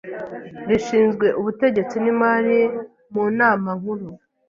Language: Kinyarwanda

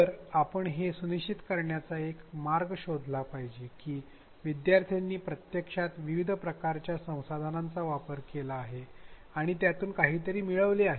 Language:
Marathi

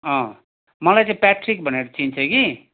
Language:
Nepali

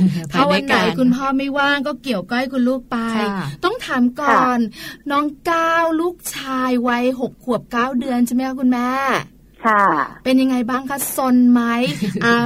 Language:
Thai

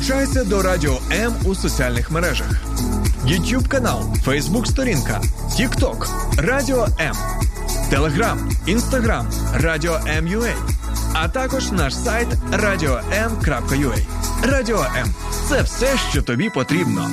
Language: Ukrainian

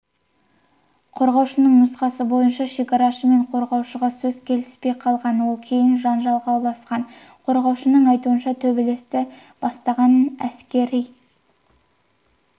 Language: Kazakh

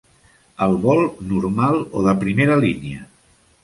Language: Catalan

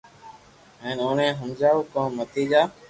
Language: Loarki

